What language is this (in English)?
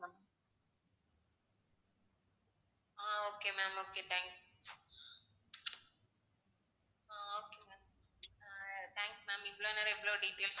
Tamil